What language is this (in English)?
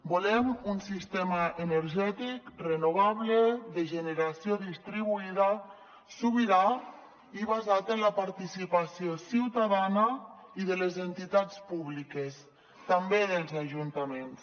Catalan